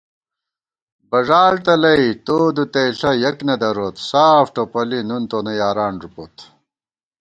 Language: Gawar-Bati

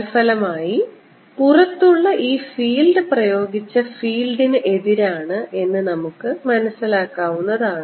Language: Malayalam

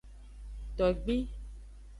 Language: Aja (Benin)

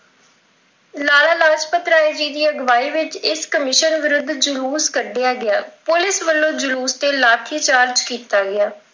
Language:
Punjabi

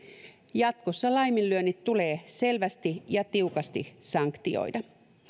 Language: Finnish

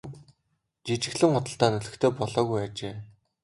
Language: Mongolian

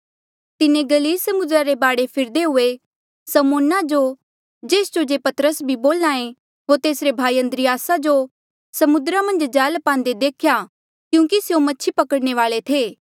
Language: Mandeali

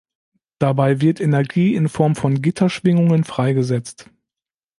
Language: German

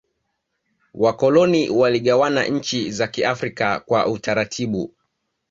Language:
Swahili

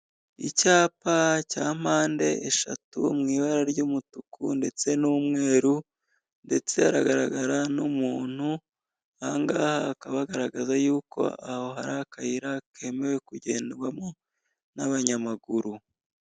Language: Kinyarwanda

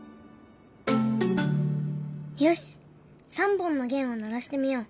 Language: Japanese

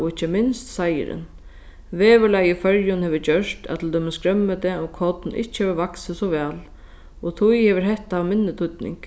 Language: Faroese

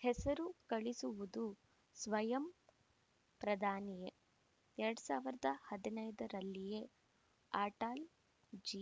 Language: Kannada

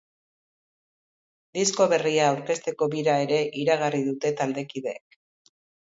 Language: Basque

